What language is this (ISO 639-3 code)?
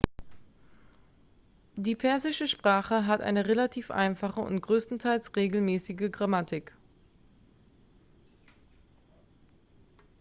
deu